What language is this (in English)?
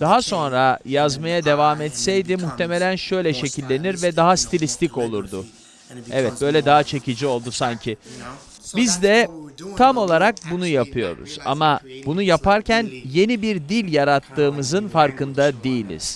Turkish